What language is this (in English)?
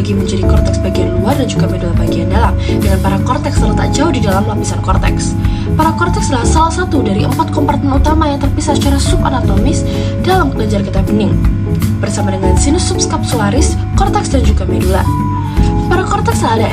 Indonesian